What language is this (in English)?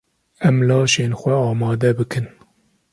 Kurdish